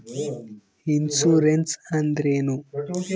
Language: Kannada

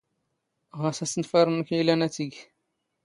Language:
Standard Moroccan Tamazight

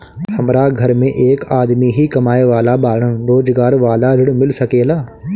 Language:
Bhojpuri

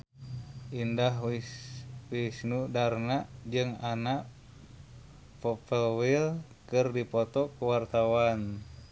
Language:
Sundanese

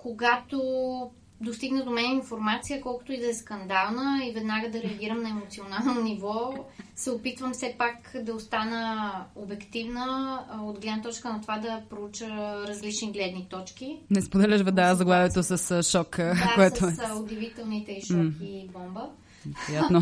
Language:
Bulgarian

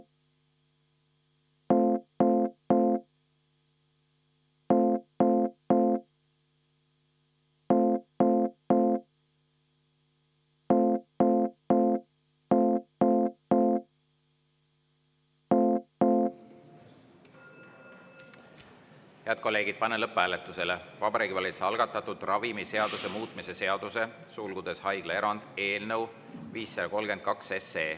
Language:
Estonian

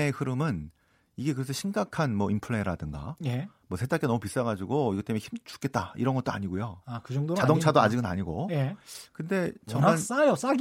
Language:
Korean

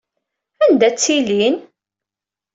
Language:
Kabyle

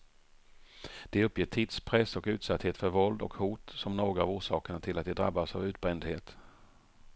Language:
Swedish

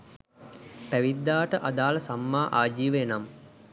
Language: Sinhala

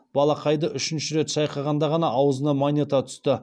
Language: Kazakh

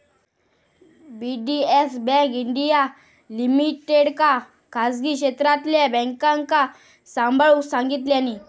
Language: Marathi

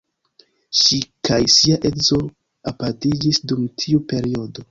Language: Esperanto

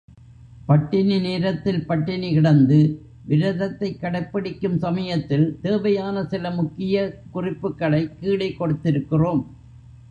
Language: Tamil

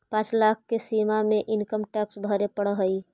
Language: Magahi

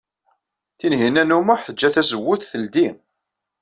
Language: Kabyle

